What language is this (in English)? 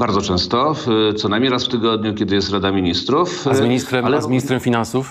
Polish